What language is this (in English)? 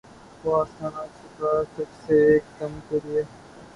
Urdu